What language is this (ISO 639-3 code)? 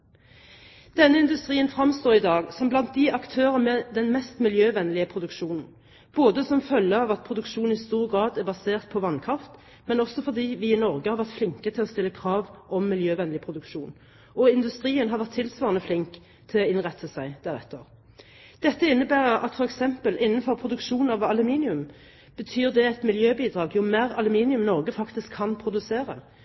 nob